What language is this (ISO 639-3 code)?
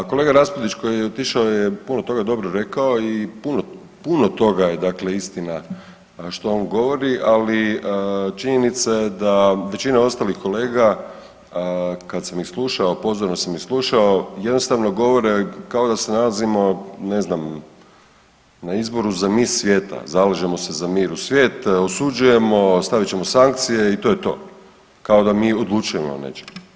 hrv